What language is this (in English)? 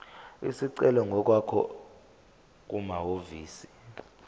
Zulu